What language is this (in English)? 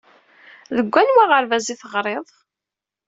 Kabyle